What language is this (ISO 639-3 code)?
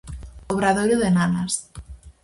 glg